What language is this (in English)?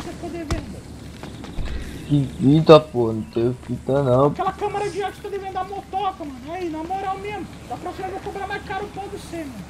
Portuguese